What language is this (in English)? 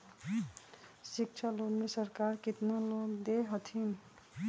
Magahi